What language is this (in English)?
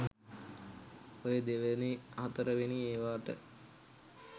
Sinhala